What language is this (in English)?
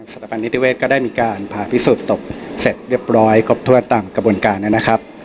Thai